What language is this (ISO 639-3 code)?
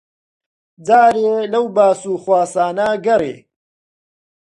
ckb